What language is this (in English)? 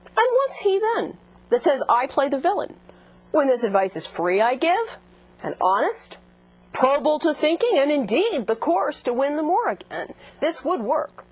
English